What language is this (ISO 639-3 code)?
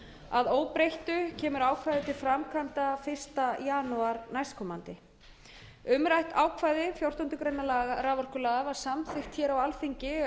isl